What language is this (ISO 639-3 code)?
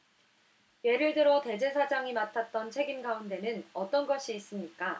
kor